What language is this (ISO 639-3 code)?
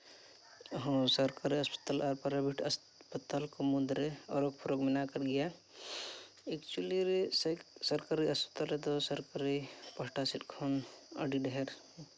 sat